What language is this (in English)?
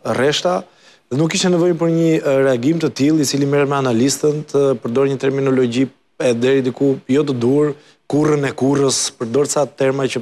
Romanian